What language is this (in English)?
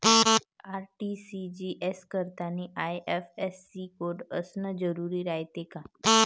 Marathi